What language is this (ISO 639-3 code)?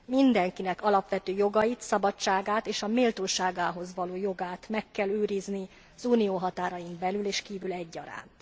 hun